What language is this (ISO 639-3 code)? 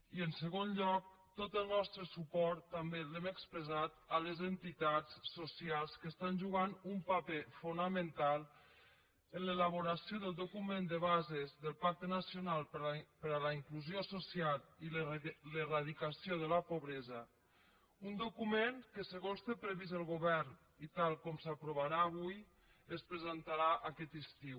cat